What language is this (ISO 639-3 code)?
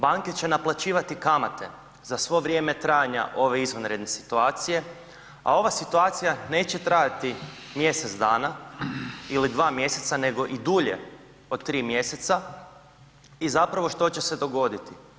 hrv